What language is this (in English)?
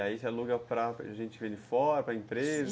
Portuguese